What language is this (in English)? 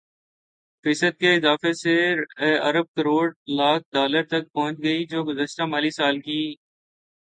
Urdu